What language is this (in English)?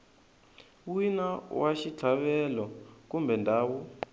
Tsonga